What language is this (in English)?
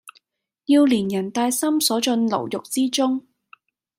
Cantonese